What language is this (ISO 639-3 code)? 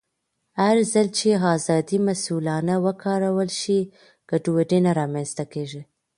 pus